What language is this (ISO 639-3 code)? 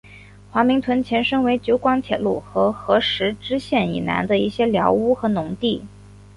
zho